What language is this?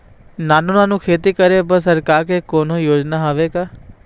Chhattisgarhi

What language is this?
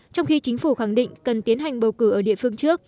Vietnamese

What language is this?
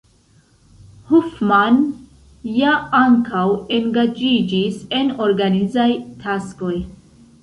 Esperanto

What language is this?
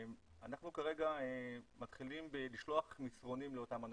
Hebrew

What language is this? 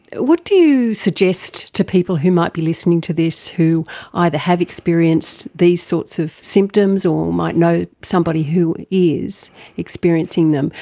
English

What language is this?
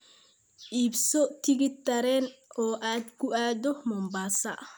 Somali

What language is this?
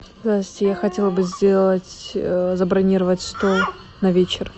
Russian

